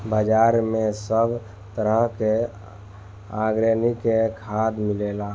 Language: Bhojpuri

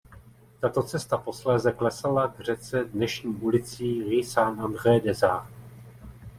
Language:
Czech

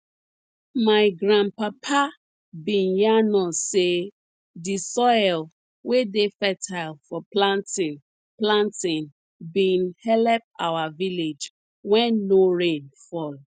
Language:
Nigerian Pidgin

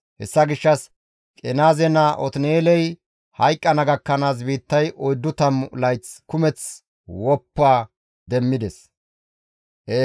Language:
Gamo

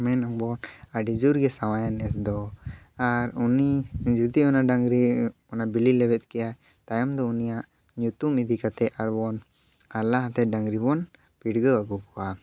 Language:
Santali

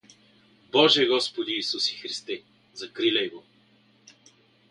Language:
Bulgarian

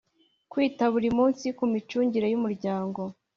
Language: Kinyarwanda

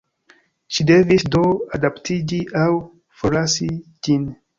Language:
Esperanto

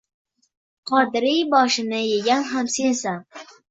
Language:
Uzbek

